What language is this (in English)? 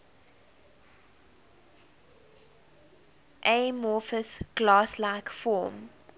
English